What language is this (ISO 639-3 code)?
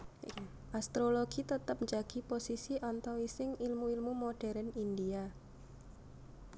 jav